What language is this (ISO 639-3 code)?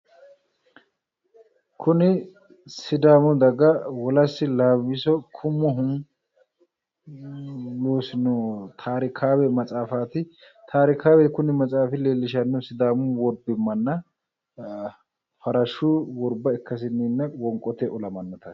sid